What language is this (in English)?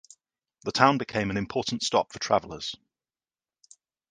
English